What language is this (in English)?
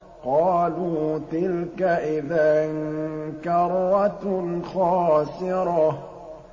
Arabic